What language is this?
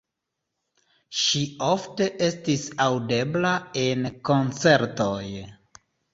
Esperanto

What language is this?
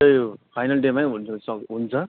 Nepali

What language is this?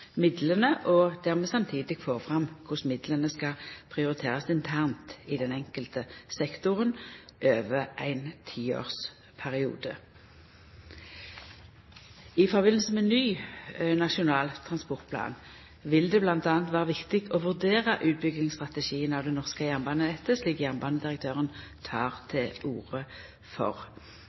Norwegian Nynorsk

